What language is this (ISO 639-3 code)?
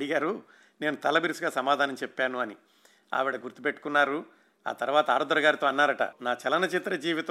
tel